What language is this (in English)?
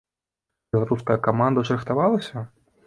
Belarusian